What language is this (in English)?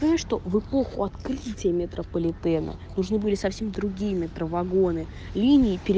Russian